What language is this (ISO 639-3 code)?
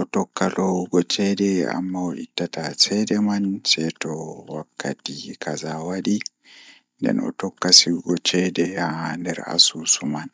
ful